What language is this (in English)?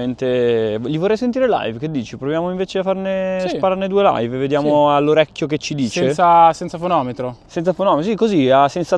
Italian